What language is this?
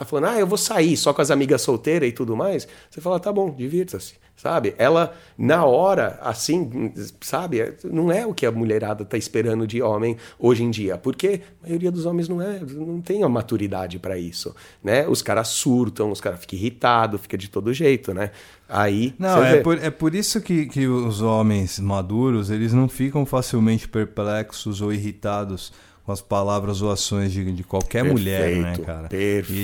Portuguese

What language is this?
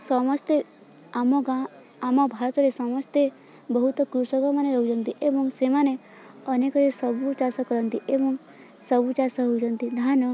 Odia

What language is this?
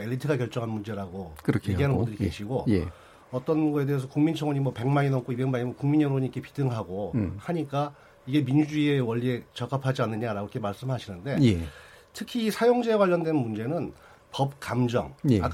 Korean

